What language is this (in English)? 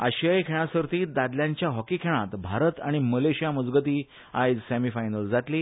Konkani